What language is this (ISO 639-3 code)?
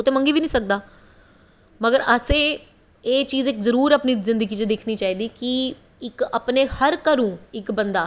doi